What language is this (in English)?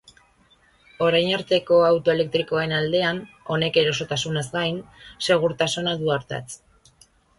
Basque